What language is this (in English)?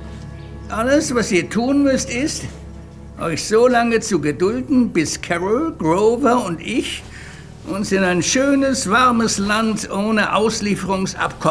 German